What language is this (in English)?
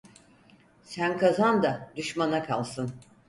Turkish